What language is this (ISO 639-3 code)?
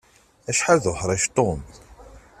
kab